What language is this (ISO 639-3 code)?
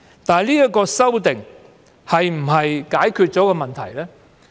yue